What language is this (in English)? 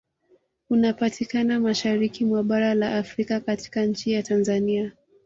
Swahili